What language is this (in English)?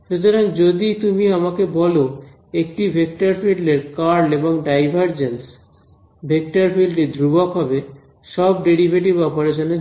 Bangla